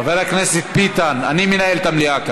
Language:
Hebrew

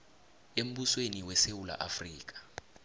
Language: South Ndebele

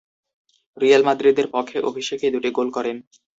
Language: Bangla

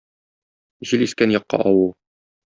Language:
Tatar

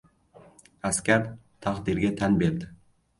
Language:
Uzbek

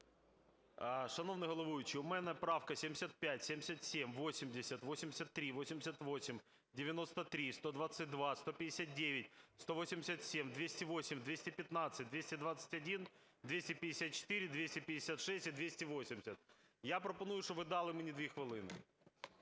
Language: Ukrainian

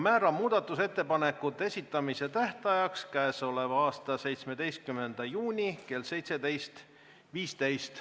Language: Estonian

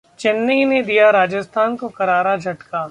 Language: Hindi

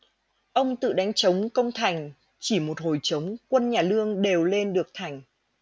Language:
Vietnamese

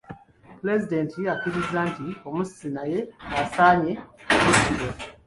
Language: Ganda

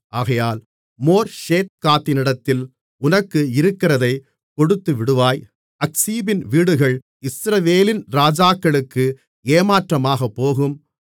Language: Tamil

